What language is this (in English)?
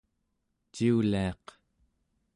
Central Yupik